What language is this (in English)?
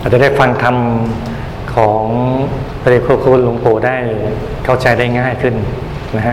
Thai